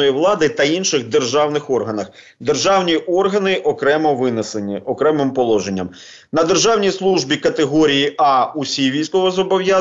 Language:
Ukrainian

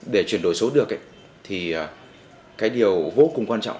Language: Vietnamese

